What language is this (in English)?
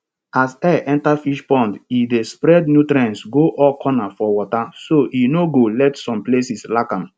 Nigerian Pidgin